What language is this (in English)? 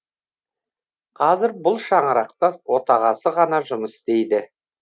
Kazakh